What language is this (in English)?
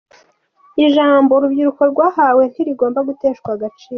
Kinyarwanda